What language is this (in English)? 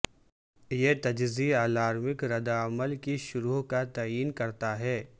Urdu